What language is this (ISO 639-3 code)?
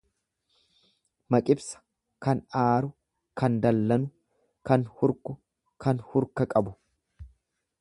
orm